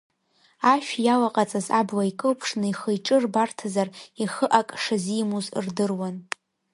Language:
Abkhazian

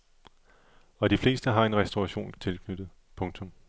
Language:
Danish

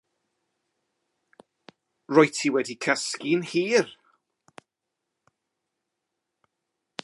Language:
Welsh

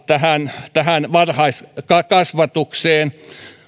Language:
Finnish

